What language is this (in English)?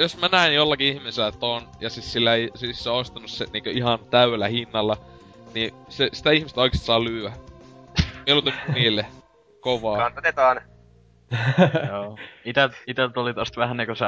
Finnish